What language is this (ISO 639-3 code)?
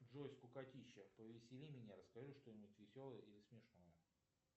rus